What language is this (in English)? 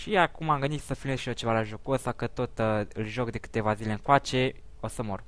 Romanian